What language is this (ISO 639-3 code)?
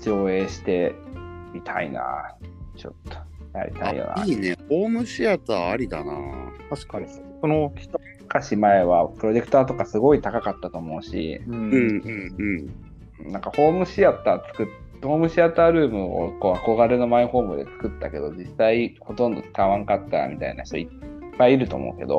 jpn